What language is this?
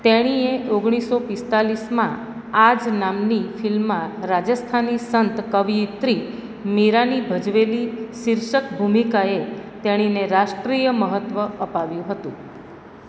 Gujarati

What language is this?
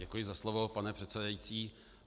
Czech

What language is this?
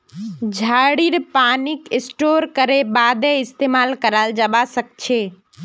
Magahi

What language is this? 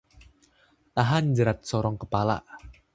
Indonesian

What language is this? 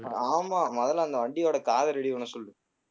Tamil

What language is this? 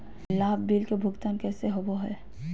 Magahi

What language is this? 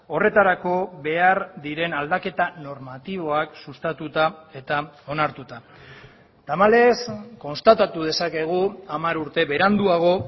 Basque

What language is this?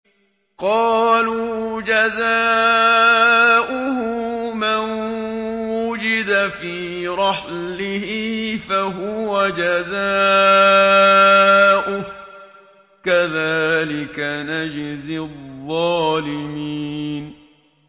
Arabic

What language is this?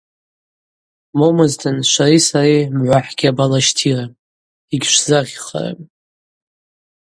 Abaza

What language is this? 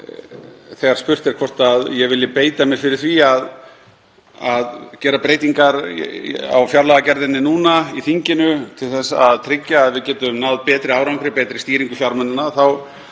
Icelandic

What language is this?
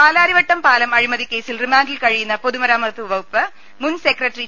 Malayalam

